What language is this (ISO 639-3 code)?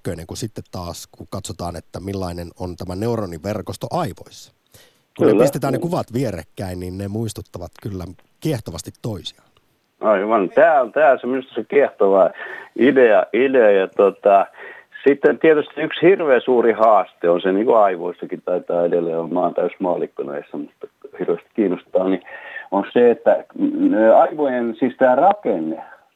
fin